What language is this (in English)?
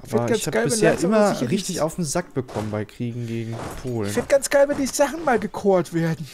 German